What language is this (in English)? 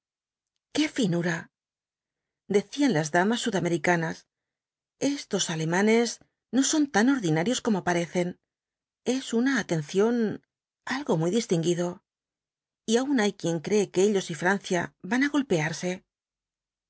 Spanish